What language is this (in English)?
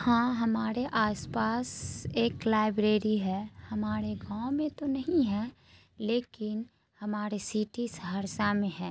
Urdu